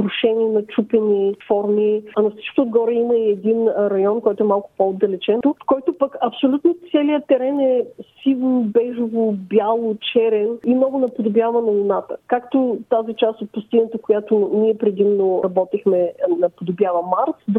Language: Bulgarian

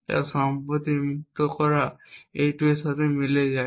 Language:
Bangla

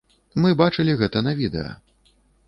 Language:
Belarusian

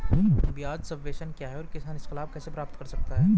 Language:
Hindi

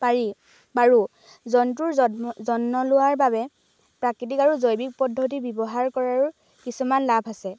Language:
Assamese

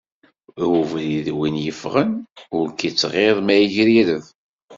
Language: Kabyle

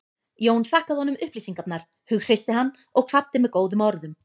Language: Icelandic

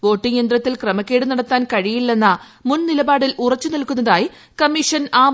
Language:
Malayalam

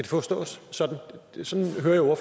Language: Danish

